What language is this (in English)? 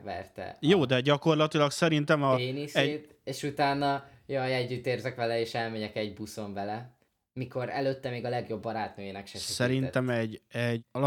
Hungarian